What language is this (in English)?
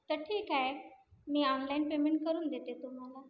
Marathi